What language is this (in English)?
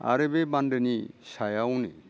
Bodo